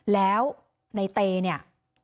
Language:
Thai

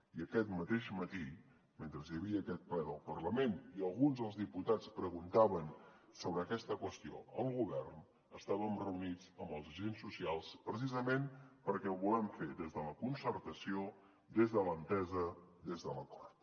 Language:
Catalan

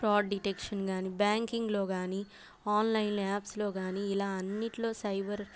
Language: Telugu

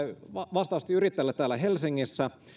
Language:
Finnish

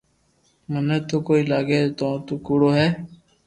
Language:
Loarki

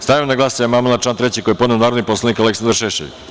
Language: Serbian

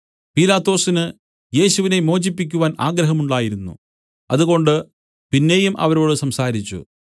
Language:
Malayalam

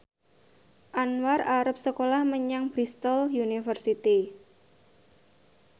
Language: Javanese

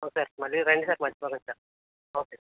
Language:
Telugu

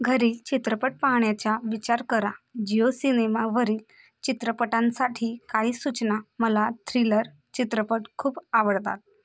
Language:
Marathi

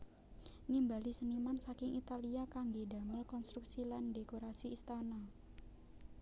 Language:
Javanese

